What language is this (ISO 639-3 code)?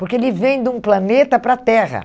por